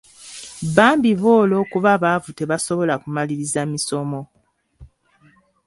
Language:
Ganda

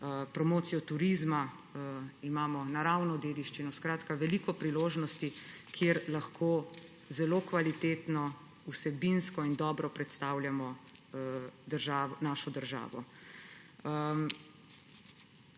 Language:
Slovenian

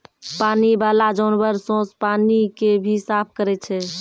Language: Maithili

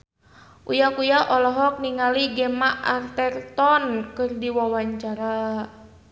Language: Sundanese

